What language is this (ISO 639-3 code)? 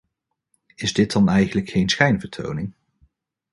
nld